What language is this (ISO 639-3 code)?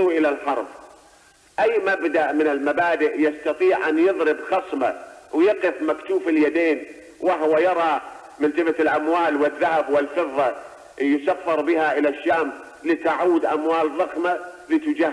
ara